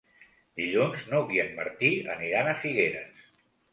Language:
Catalan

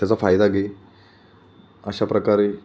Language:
Marathi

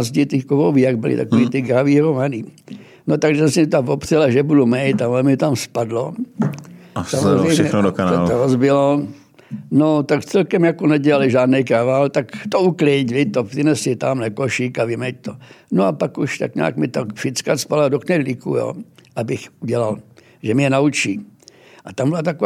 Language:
Czech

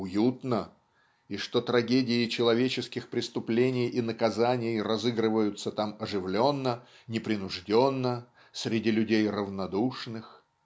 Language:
Russian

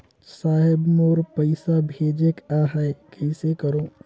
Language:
Chhattisgarhi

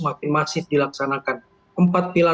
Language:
Indonesian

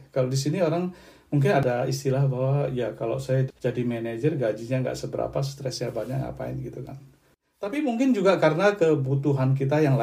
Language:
Indonesian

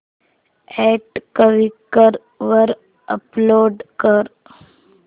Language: Marathi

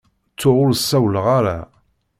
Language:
Kabyle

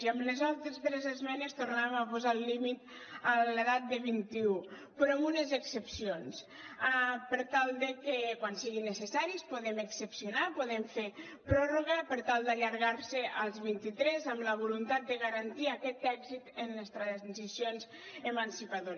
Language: Catalan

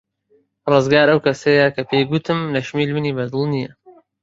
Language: Central Kurdish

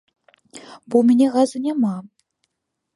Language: Belarusian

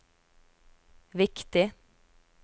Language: Norwegian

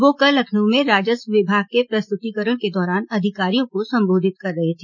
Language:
Hindi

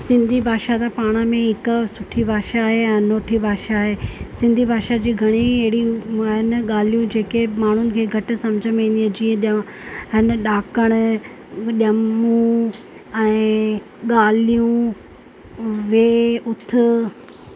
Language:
Sindhi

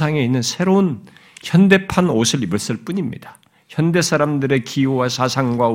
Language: Korean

